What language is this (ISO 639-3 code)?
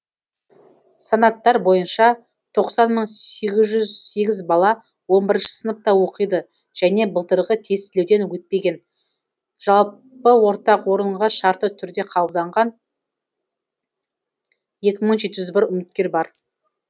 kaz